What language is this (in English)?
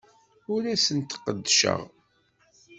Kabyle